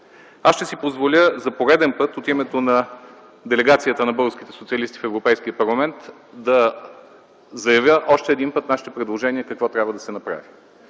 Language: Bulgarian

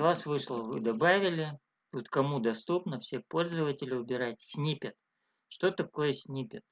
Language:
Russian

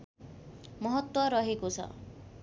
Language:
Nepali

